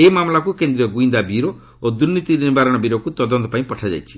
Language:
Odia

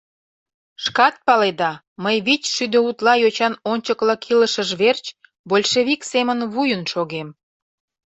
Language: Mari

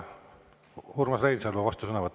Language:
Estonian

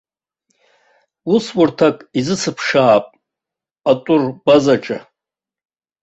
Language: Abkhazian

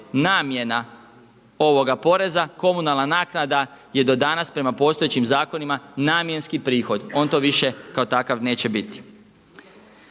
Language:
Croatian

